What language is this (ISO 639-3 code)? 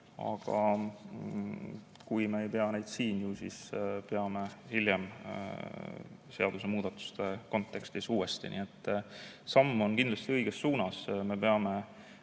est